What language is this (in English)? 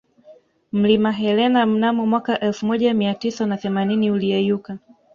Swahili